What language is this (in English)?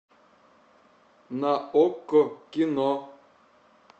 Russian